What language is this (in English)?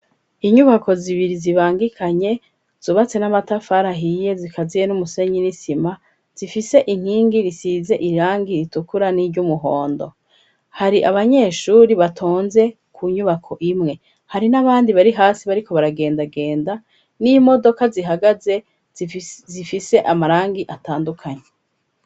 Rundi